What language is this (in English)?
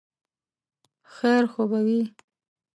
Pashto